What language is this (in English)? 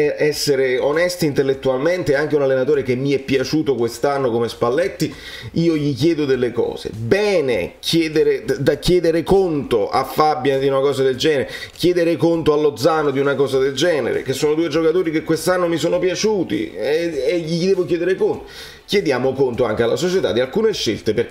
Italian